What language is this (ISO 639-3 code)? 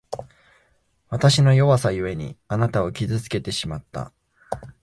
jpn